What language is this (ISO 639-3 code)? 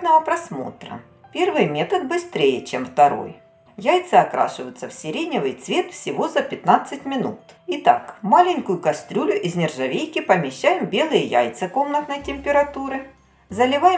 rus